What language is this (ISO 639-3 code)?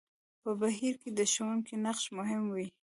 pus